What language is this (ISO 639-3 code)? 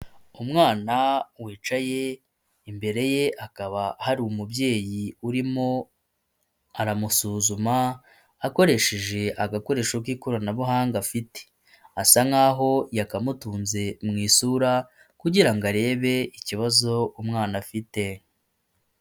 kin